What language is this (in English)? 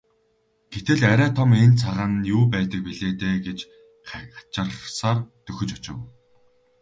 Mongolian